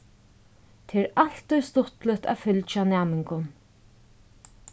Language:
Faroese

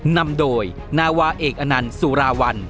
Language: Thai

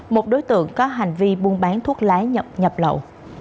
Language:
Vietnamese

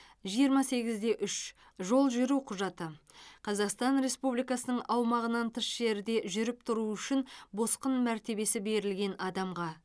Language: Kazakh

